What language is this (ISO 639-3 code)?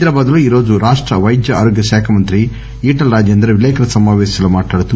tel